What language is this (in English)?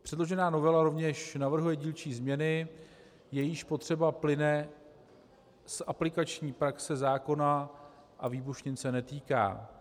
Czech